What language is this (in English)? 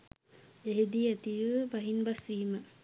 Sinhala